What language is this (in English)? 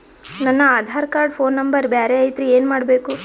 Kannada